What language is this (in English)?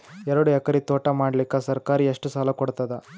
Kannada